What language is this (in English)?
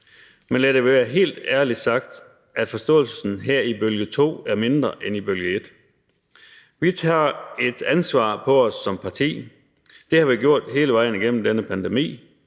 Danish